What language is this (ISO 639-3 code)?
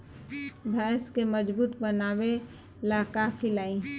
bho